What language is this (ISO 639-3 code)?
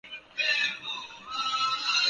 urd